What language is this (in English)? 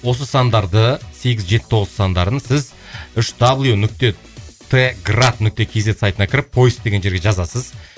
Kazakh